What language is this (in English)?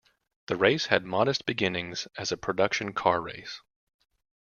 English